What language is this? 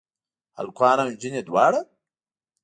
Pashto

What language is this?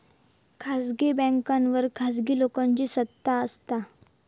Marathi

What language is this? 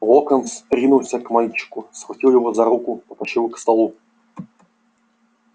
Russian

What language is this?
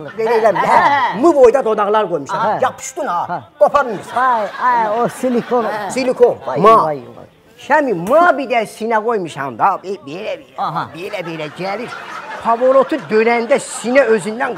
Turkish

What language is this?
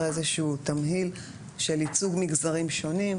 Hebrew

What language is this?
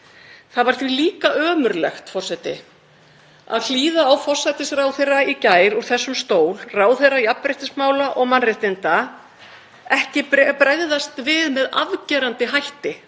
Icelandic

